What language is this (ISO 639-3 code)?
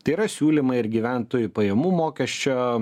lit